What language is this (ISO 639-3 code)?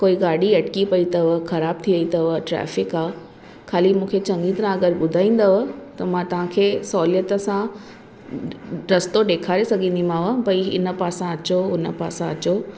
snd